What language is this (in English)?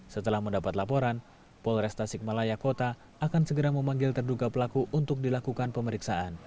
Indonesian